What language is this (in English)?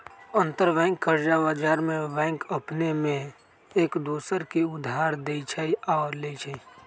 Magahi